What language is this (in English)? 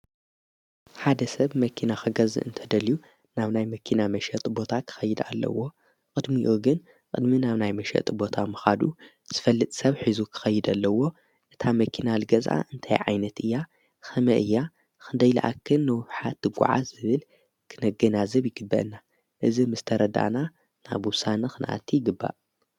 Tigrinya